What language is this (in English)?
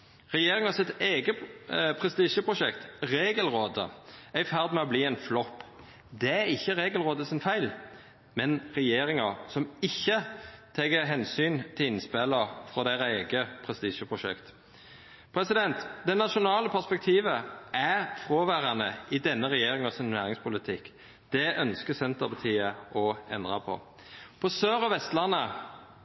Norwegian Nynorsk